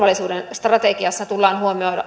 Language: Finnish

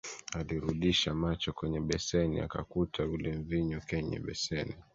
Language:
Swahili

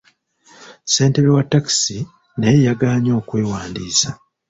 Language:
Ganda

